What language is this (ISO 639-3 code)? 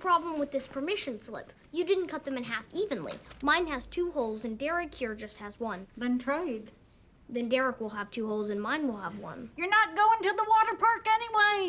eng